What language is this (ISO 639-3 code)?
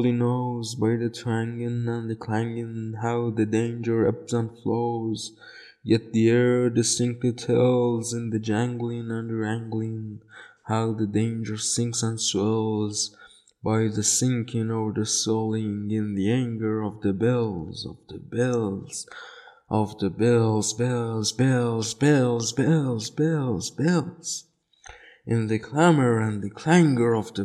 fas